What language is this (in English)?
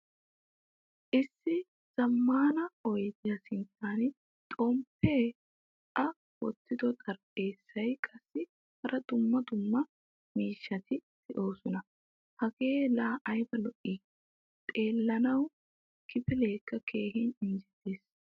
Wolaytta